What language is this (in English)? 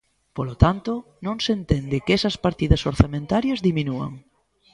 Galician